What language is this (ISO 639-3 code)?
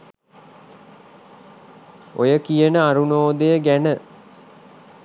sin